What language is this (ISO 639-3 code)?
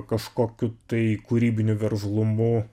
lit